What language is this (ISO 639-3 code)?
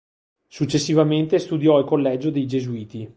ita